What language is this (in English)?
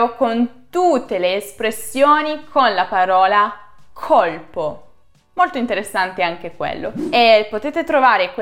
Italian